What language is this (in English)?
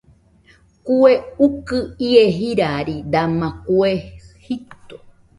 Nüpode Huitoto